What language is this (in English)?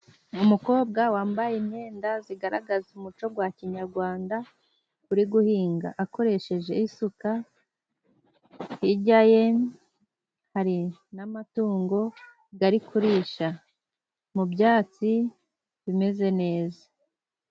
Kinyarwanda